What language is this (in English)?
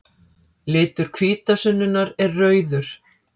Icelandic